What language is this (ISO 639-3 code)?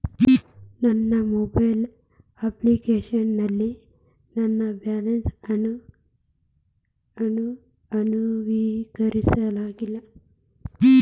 kan